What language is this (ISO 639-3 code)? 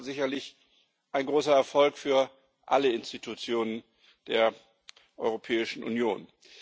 deu